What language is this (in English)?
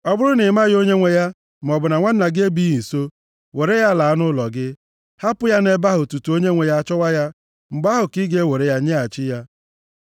Igbo